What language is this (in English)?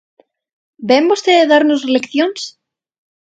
Galician